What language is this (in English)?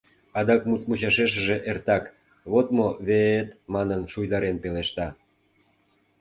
Mari